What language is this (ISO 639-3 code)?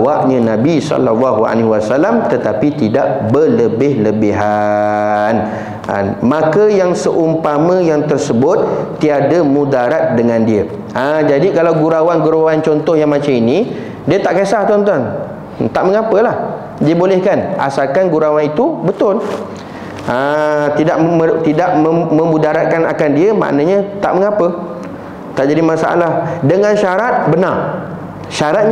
msa